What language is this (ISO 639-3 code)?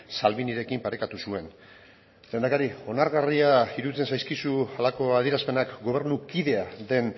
eus